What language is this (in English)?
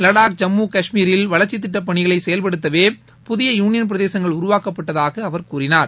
Tamil